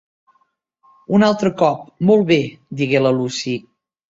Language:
Catalan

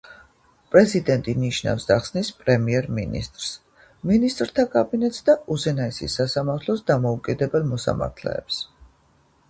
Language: Georgian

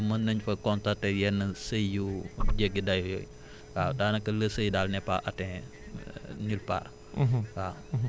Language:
Wolof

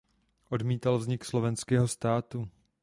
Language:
Czech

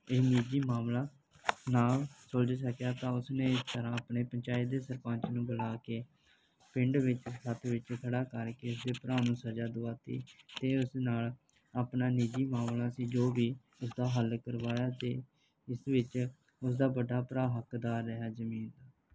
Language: Punjabi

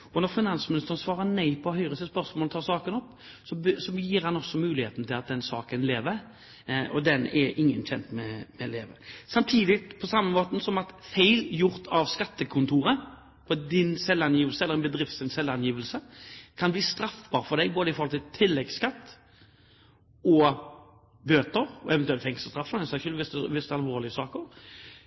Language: Norwegian Bokmål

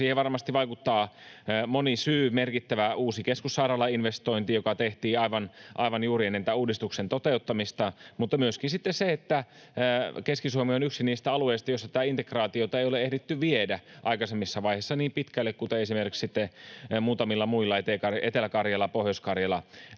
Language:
Finnish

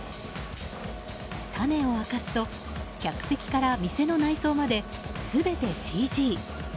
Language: Japanese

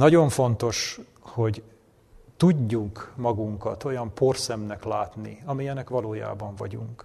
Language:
Hungarian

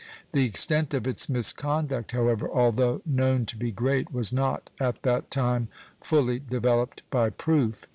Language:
English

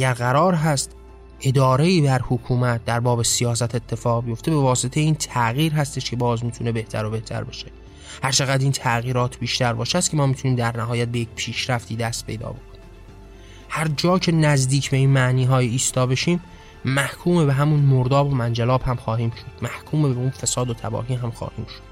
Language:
Persian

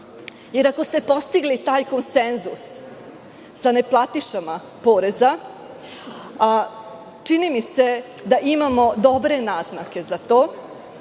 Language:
Serbian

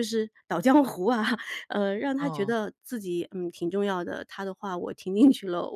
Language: Chinese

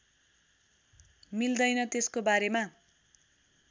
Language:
Nepali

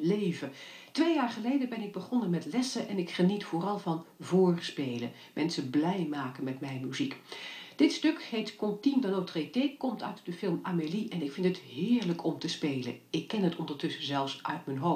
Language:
Dutch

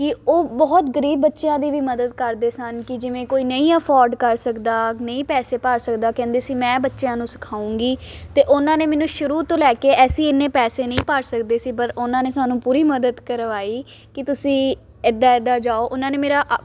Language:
Punjabi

